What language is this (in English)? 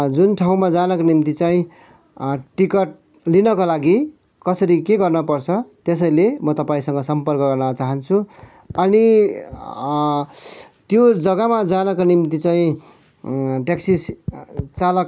Nepali